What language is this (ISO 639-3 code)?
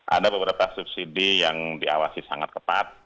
ind